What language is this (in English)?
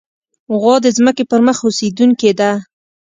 Pashto